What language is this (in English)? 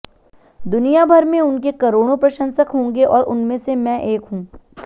Hindi